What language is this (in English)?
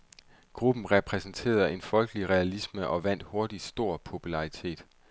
Danish